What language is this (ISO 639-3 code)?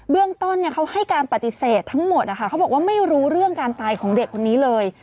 tha